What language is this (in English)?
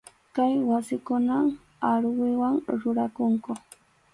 Arequipa-La Unión Quechua